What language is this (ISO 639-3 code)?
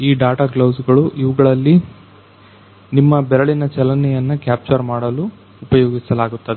kan